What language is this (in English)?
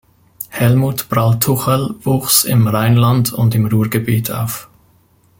German